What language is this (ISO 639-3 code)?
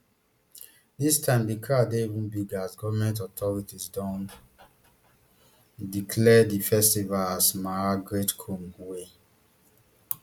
pcm